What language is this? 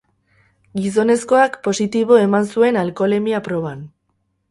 Basque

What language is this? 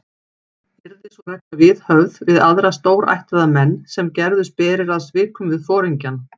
Icelandic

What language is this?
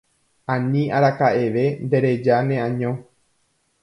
Guarani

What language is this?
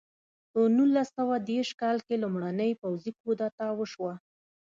Pashto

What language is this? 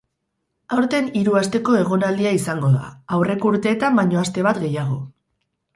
Basque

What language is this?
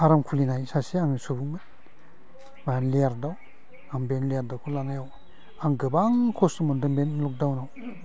Bodo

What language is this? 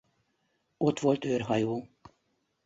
Hungarian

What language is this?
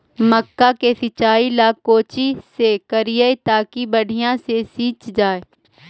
Magahi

